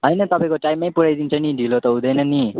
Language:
Nepali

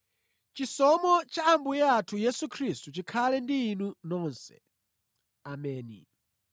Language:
Nyanja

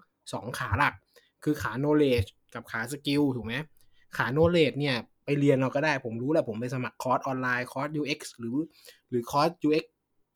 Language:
Thai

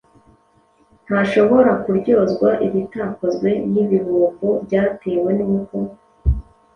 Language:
Kinyarwanda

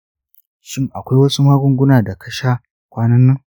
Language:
Hausa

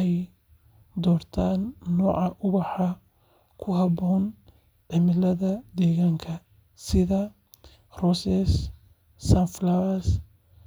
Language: Somali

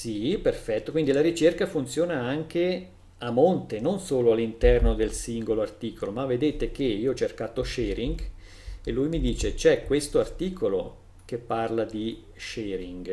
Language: Italian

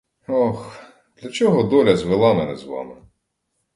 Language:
Ukrainian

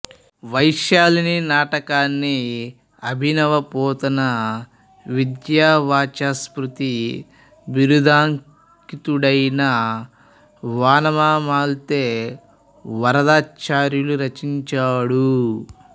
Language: Telugu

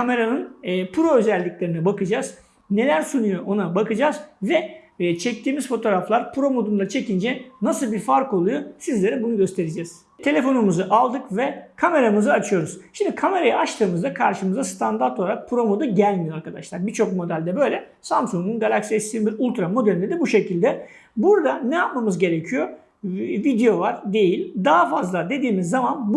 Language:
Turkish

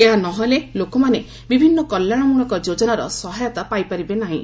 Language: Odia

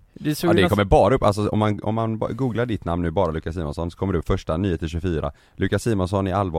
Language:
Swedish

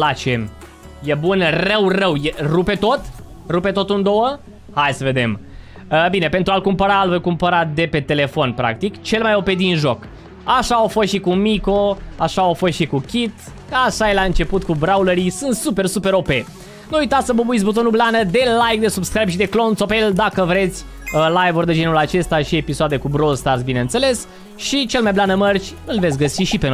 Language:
Romanian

